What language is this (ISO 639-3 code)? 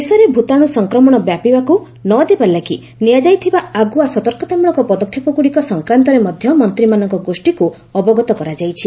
ori